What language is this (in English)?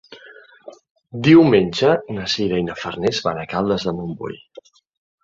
Catalan